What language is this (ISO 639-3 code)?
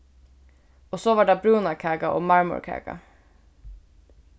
fao